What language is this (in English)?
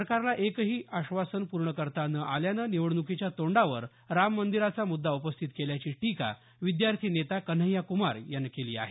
Marathi